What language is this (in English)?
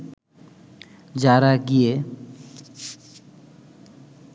Bangla